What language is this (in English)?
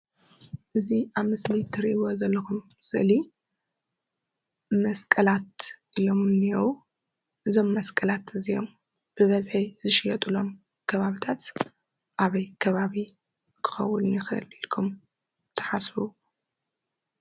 Tigrinya